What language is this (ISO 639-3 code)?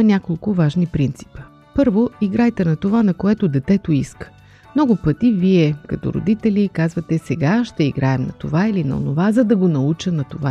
bul